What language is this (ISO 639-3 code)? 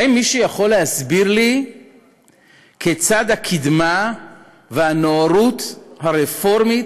heb